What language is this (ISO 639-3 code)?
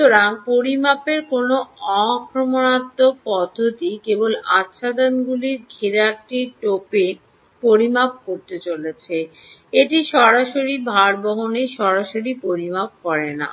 ben